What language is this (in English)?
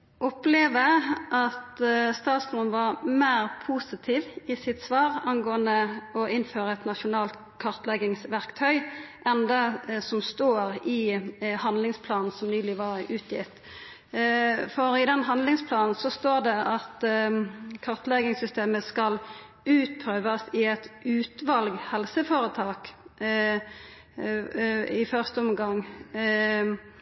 Norwegian Nynorsk